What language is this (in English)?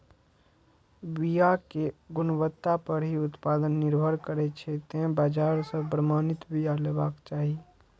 Maithili